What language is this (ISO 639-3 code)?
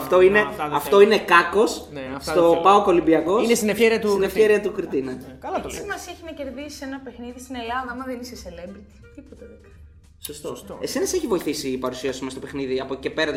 ell